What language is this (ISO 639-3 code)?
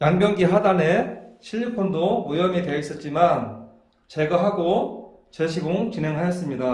kor